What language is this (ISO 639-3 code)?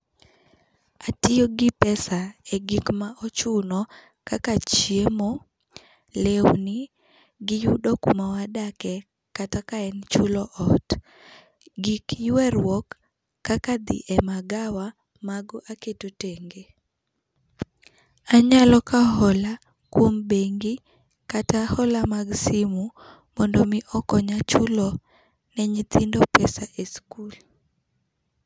luo